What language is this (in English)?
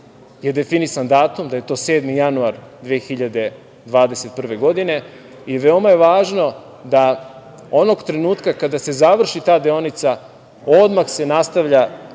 Serbian